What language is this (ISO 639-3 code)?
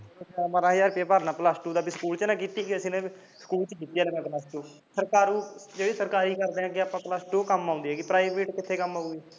pan